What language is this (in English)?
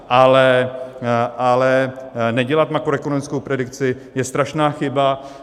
Czech